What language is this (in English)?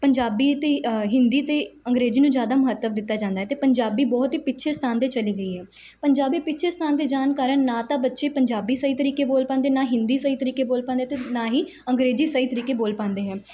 Punjabi